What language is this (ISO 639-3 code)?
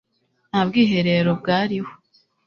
kin